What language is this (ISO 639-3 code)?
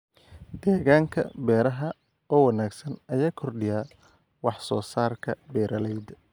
som